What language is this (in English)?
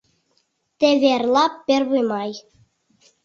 Mari